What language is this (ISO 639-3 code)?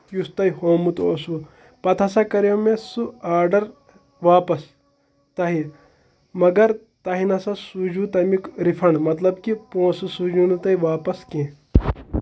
kas